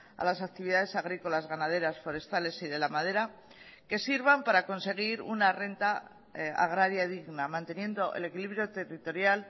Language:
Spanish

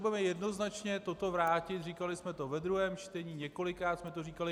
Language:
Czech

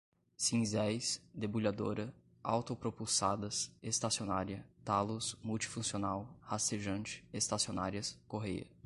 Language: Portuguese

